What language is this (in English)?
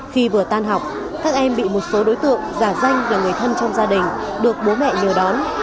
Vietnamese